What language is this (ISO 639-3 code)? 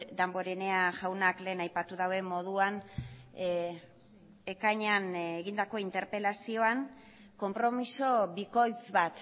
eus